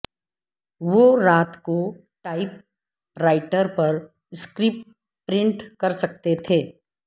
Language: Urdu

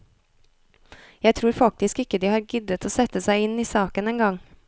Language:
Norwegian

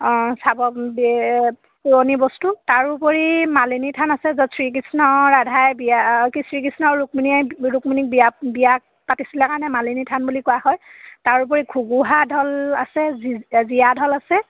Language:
Assamese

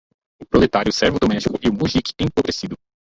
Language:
Portuguese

